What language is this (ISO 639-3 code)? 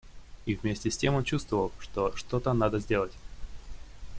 rus